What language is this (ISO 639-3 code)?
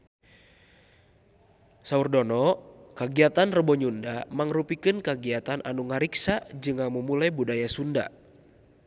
sun